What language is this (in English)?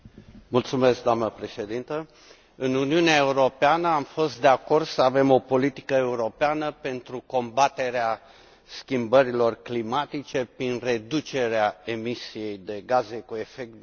Romanian